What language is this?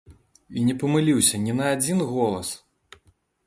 Belarusian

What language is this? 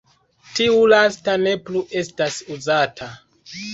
Esperanto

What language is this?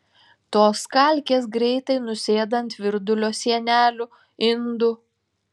Lithuanian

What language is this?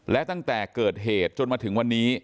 Thai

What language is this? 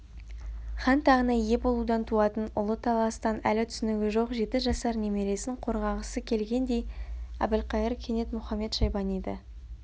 Kazakh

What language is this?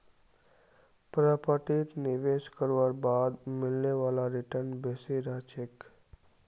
Magahi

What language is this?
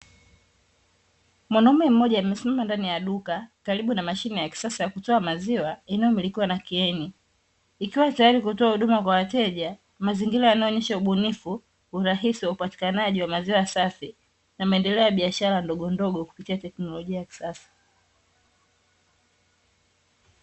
Swahili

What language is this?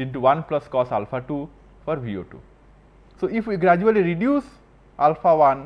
English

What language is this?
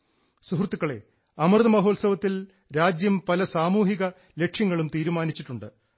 Malayalam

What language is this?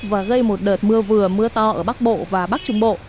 Vietnamese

